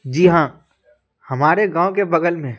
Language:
Urdu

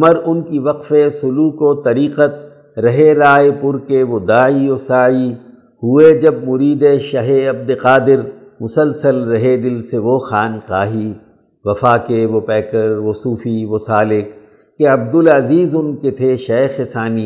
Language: Urdu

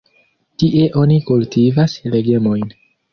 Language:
Esperanto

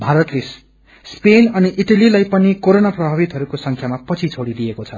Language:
Nepali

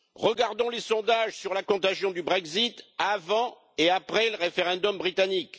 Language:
French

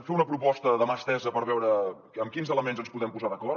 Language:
Catalan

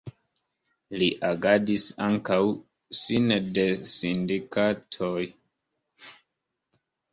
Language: Esperanto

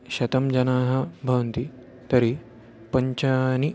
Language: Sanskrit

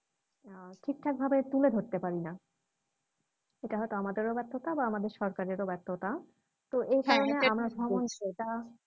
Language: Bangla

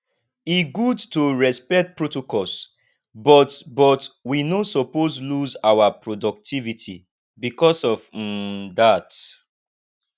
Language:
Nigerian Pidgin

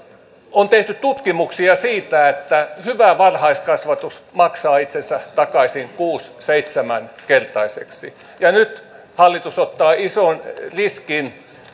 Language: Finnish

